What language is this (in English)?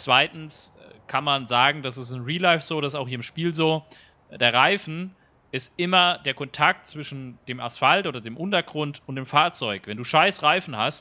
German